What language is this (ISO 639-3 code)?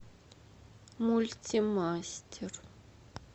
rus